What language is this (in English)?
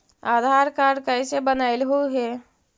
Magahi